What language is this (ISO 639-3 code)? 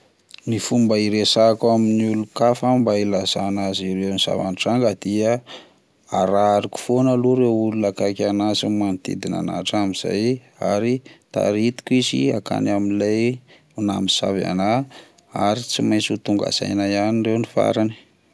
mlg